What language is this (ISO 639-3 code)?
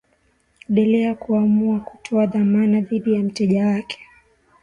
swa